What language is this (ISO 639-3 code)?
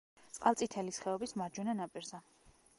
kat